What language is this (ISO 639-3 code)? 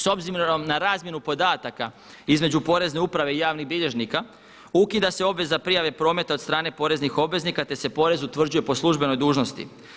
hrv